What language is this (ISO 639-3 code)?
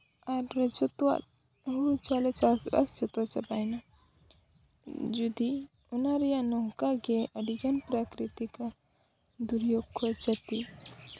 sat